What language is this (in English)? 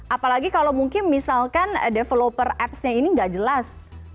Indonesian